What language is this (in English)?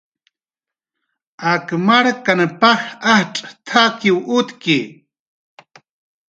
Jaqaru